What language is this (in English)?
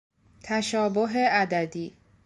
Persian